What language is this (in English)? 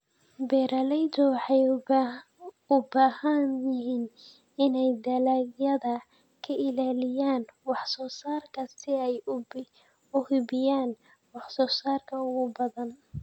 Somali